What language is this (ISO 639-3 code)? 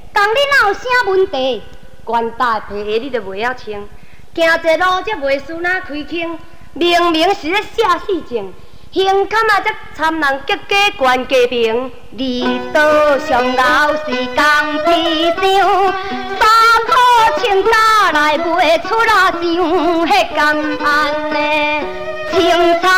zho